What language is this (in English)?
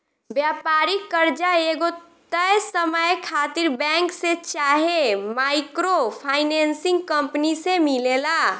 Bhojpuri